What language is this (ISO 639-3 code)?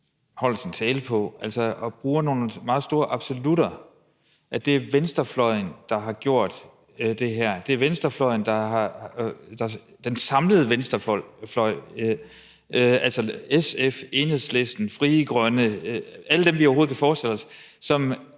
dan